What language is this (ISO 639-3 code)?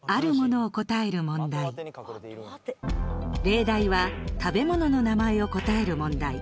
jpn